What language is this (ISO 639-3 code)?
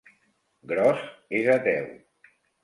cat